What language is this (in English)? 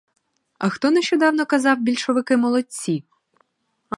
Ukrainian